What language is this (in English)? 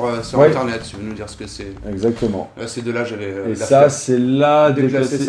French